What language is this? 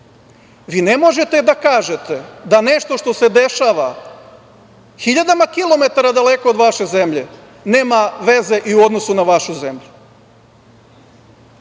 Serbian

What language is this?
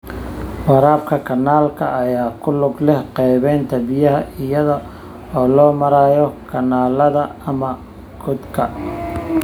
Somali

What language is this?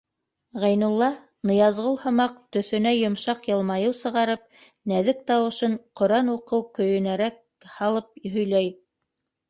Bashkir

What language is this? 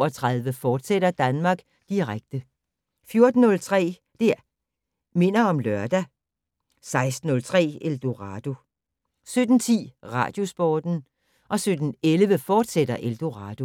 Danish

